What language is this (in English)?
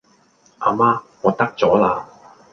Cantonese